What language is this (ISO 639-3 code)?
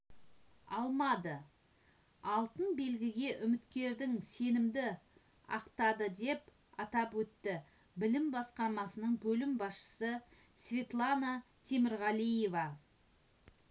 kaz